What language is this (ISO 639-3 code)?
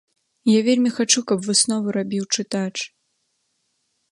bel